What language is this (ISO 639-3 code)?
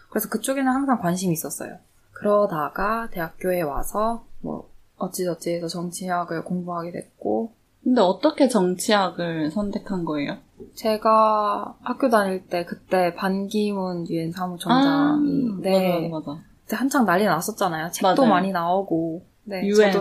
kor